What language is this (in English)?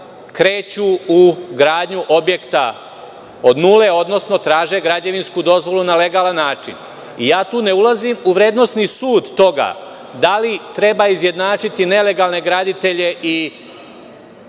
Serbian